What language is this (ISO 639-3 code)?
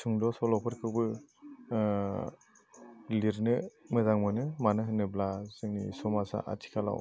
brx